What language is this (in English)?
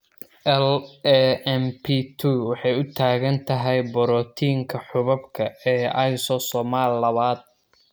Somali